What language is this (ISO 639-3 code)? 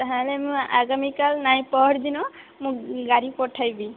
ori